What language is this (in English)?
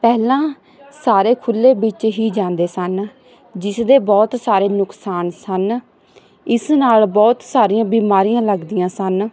Punjabi